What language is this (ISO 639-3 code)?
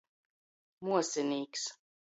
ltg